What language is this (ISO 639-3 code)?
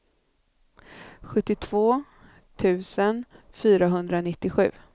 swe